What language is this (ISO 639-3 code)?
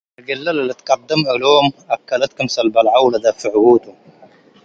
tig